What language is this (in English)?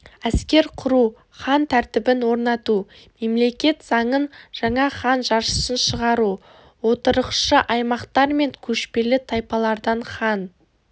Kazakh